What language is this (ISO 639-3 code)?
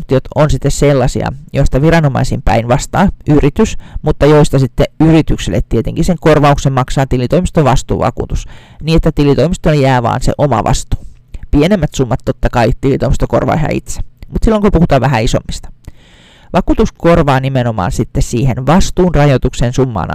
fin